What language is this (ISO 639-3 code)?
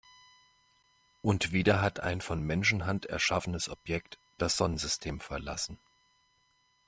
deu